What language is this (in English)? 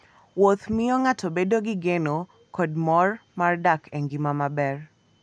Luo (Kenya and Tanzania)